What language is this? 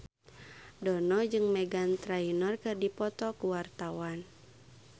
Sundanese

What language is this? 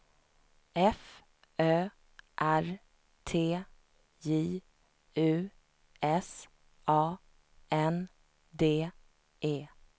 Swedish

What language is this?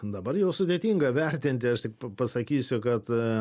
Lithuanian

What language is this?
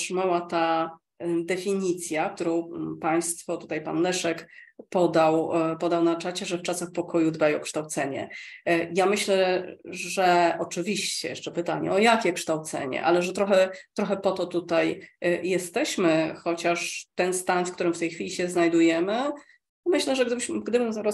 Polish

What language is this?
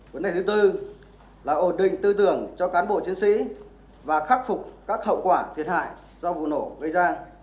Vietnamese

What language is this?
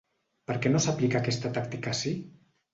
Catalan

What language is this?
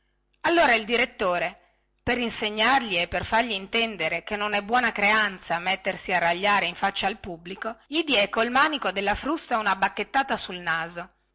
Italian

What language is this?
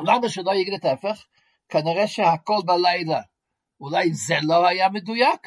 Hebrew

